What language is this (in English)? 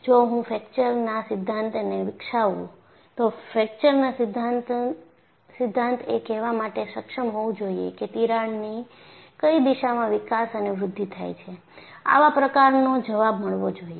Gujarati